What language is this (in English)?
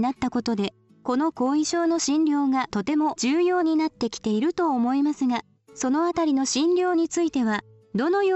Japanese